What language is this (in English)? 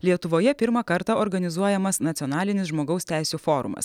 Lithuanian